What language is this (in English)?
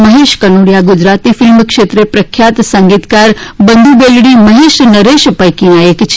Gujarati